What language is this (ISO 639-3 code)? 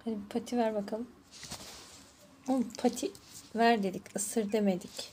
tur